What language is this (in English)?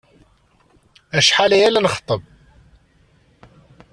Kabyle